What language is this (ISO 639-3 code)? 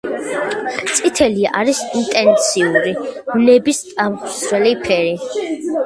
kat